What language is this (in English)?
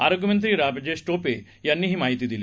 Marathi